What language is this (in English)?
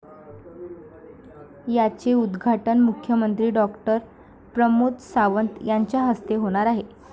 Marathi